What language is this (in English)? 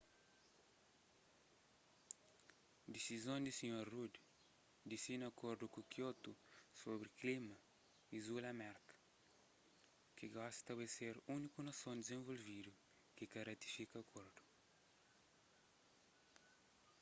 Kabuverdianu